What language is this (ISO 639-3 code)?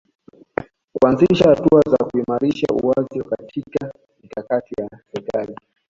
swa